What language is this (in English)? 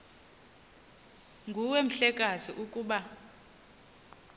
Xhosa